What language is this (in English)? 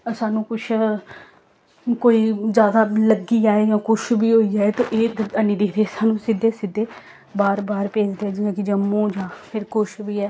Dogri